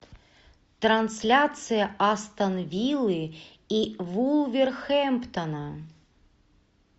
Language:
Russian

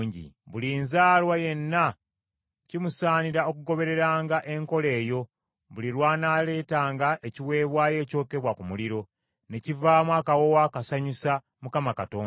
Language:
Ganda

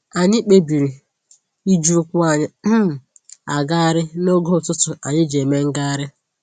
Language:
Igbo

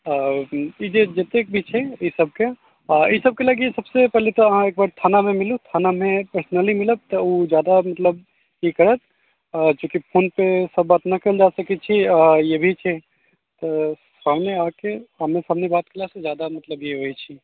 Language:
Maithili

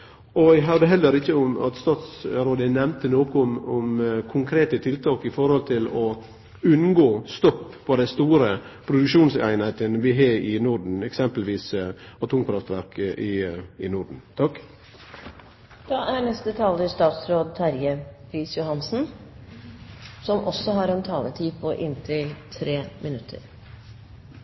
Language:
Norwegian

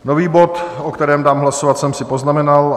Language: Czech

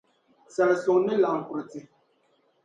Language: Dagbani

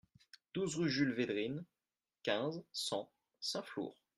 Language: French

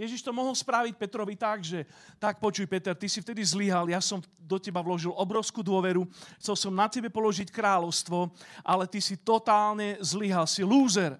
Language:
Slovak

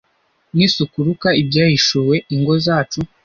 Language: Kinyarwanda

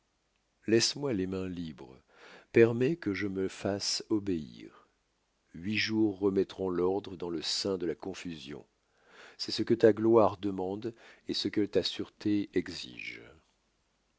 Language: French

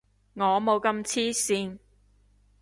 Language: Cantonese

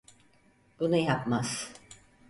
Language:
Turkish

